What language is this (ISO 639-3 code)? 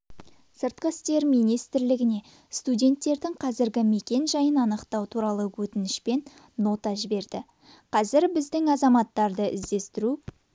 kaz